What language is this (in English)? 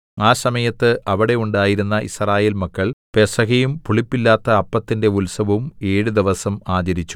Malayalam